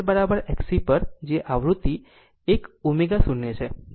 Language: Gujarati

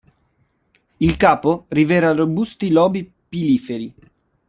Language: Italian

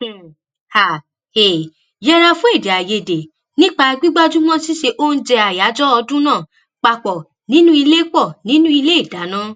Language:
Yoruba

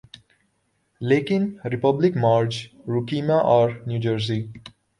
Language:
Urdu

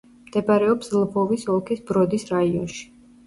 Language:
Georgian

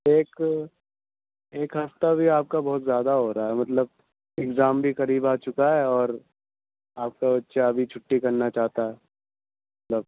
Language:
Urdu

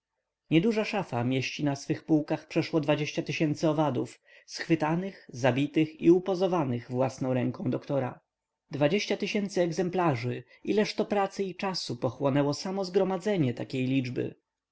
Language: Polish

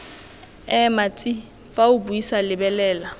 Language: Tswana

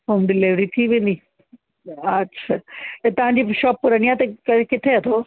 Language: Sindhi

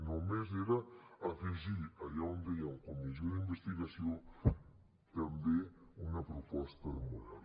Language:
Catalan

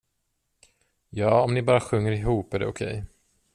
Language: Swedish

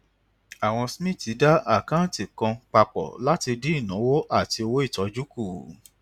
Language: Yoruba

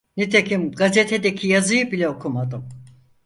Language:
Turkish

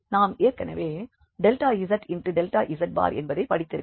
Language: Tamil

